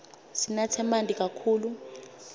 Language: Swati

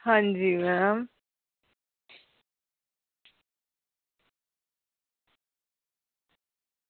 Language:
Dogri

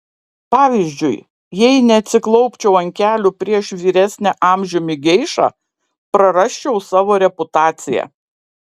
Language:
Lithuanian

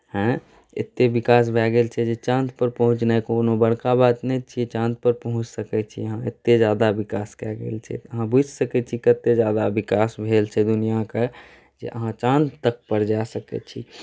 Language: Maithili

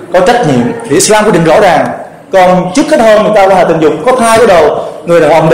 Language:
Vietnamese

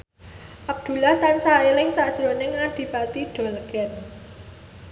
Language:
Javanese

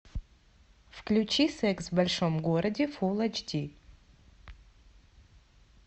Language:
Russian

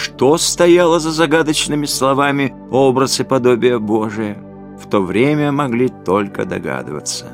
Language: Russian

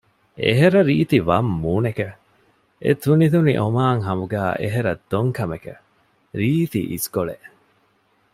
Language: Divehi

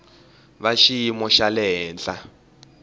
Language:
Tsonga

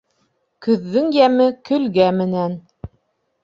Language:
Bashkir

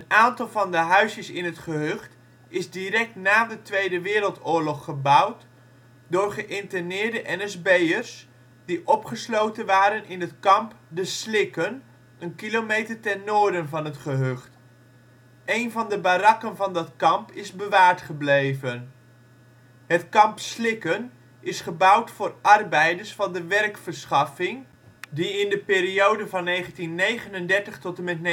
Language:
Dutch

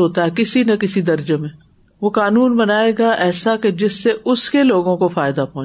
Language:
Urdu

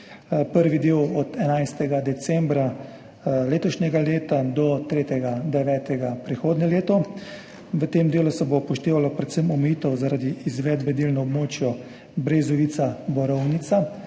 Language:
Slovenian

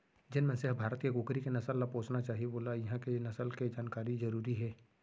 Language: Chhattisgarhi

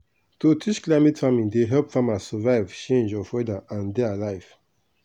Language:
Nigerian Pidgin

